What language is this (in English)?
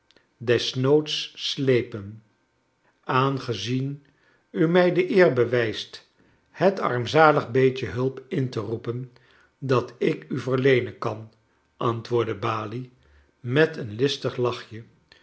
Dutch